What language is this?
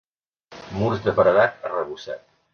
Catalan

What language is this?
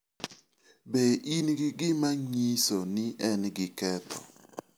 Luo (Kenya and Tanzania)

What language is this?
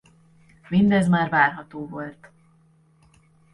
Hungarian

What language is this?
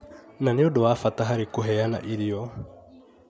Kikuyu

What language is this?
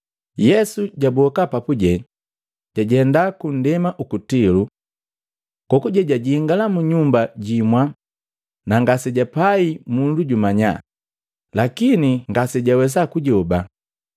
Matengo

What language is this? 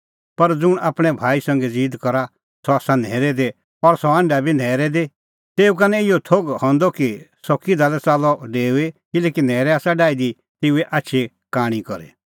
Kullu Pahari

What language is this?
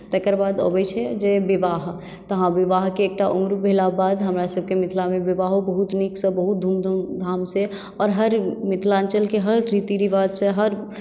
Maithili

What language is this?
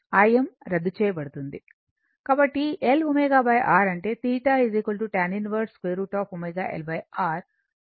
Telugu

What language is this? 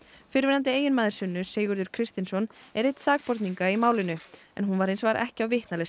Icelandic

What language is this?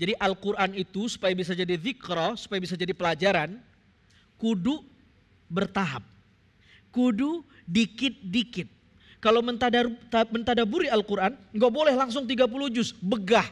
Indonesian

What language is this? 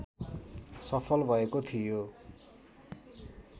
Nepali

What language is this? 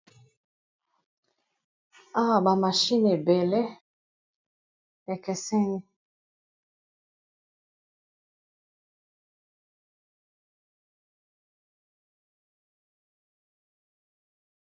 Lingala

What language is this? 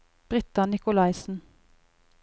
Norwegian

